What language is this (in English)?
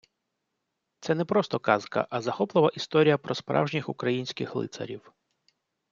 Ukrainian